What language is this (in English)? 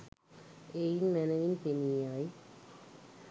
Sinhala